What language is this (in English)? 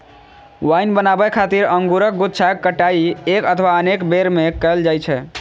Maithili